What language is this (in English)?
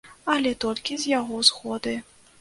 Belarusian